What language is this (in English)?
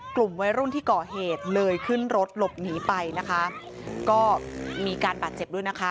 Thai